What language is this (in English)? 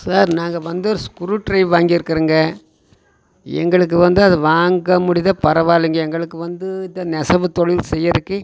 Tamil